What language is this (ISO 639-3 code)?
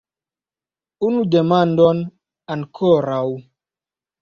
epo